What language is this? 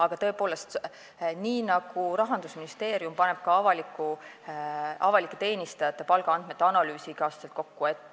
Estonian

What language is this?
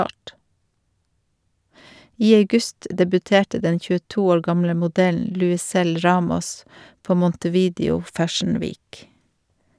Norwegian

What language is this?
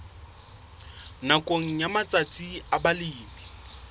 Southern Sotho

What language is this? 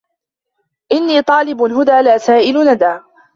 Arabic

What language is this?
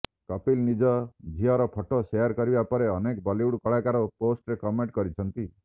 Odia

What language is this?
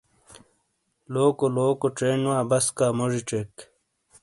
Shina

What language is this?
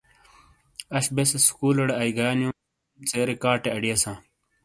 Shina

